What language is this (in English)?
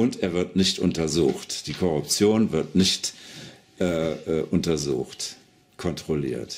German